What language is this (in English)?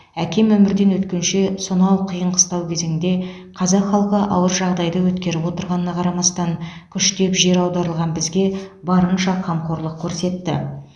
Kazakh